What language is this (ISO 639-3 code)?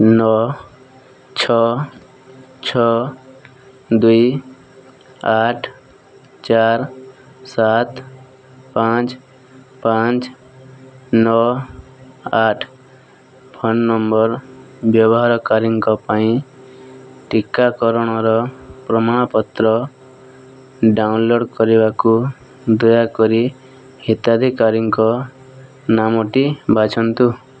ori